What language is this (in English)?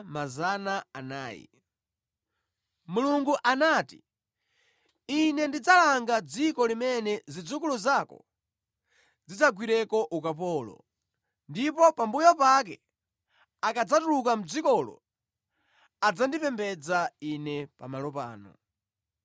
Nyanja